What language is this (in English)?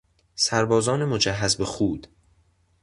Persian